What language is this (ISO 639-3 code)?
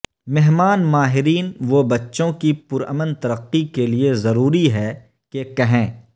urd